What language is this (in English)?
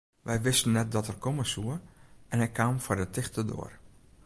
Western Frisian